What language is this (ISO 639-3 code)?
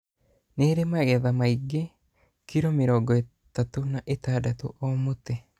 kik